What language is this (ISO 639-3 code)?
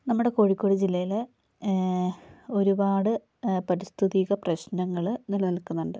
mal